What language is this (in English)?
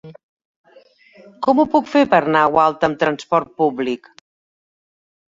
Catalan